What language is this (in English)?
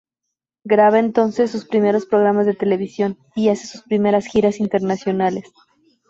Spanish